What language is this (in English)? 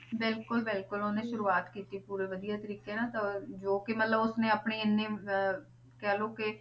Punjabi